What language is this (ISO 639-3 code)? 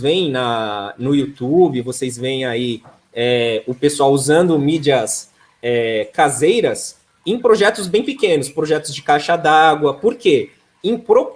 por